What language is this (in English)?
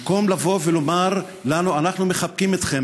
Hebrew